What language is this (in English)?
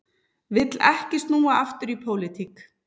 Icelandic